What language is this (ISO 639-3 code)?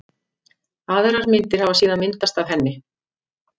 isl